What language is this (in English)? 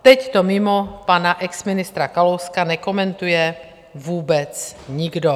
Czech